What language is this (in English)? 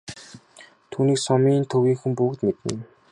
Mongolian